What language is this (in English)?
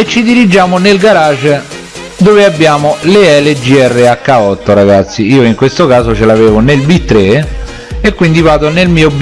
Italian